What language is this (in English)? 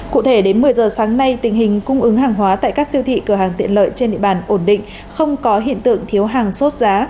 Vietnamese